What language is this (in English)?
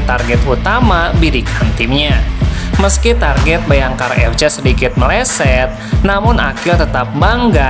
Indonesian